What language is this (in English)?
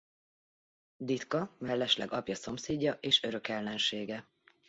Hungarian